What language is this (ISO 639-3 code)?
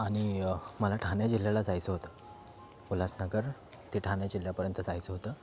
mar